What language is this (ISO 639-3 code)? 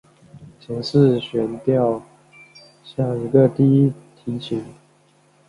zho